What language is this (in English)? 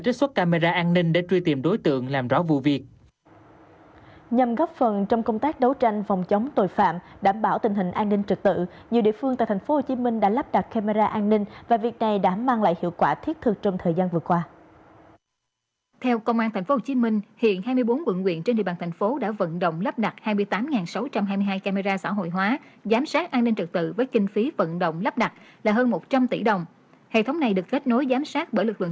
Vietnamese